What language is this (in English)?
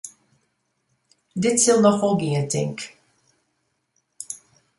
Western Frisian